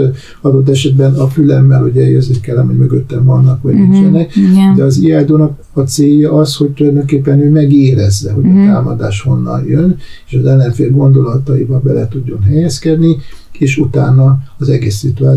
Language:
Hungarian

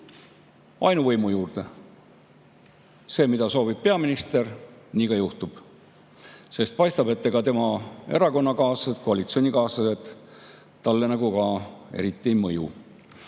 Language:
Estonian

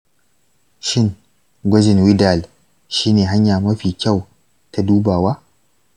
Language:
Hausa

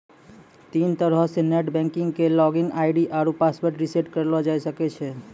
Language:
Maithili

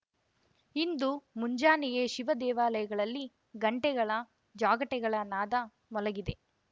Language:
Kannada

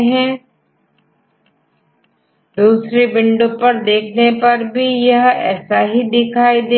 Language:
Hindi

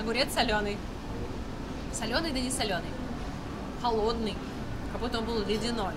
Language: Russian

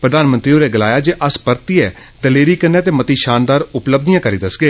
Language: Dogri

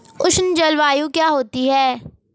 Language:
Hindi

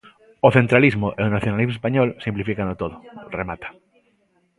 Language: Galician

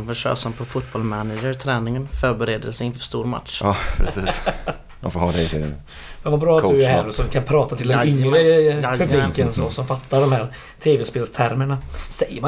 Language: Swedish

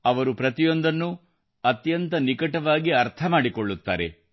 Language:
Kannada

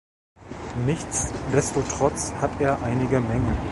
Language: German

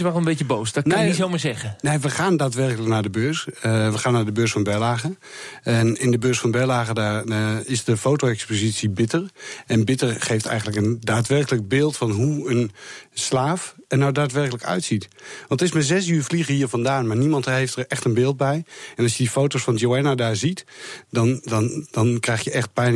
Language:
Dutch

